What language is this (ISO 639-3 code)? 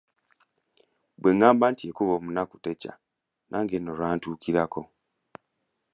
lug